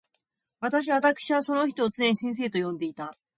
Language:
Japanese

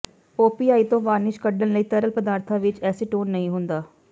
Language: Punjabi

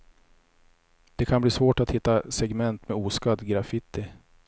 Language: Swedish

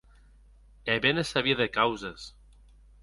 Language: Occitan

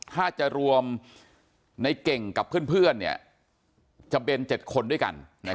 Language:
Thai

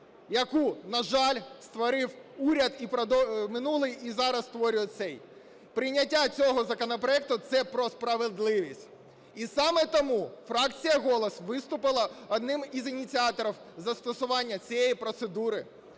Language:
Ukrainian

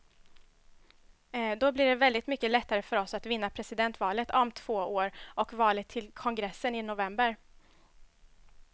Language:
Swedish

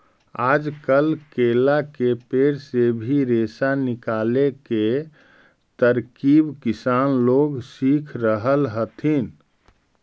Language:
Magahi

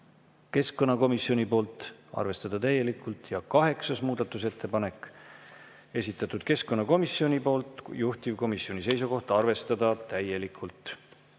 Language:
Estonian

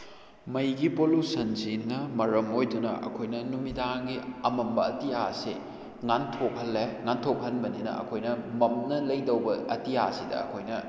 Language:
Manipuri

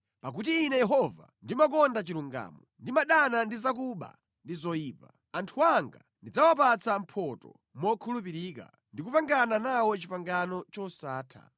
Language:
Nyanja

